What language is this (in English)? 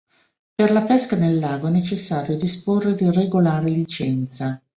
Italian